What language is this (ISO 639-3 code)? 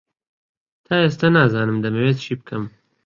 ckb